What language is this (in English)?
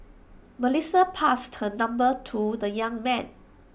English